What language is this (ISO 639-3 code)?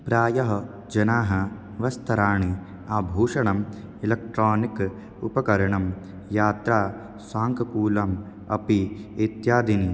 san